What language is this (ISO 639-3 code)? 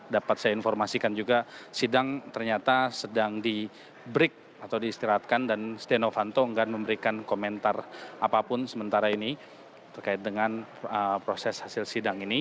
ind